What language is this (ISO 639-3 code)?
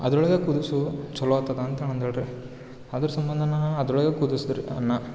kan